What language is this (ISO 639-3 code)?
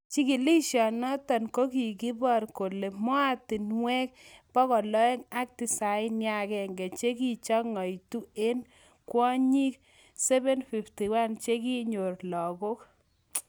kln